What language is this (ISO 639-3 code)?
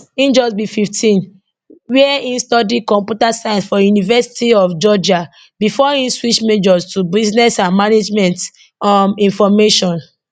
pcm